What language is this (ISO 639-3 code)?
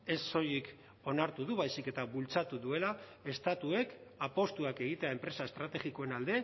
eus